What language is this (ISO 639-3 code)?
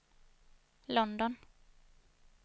swe